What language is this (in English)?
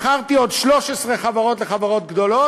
Hebrew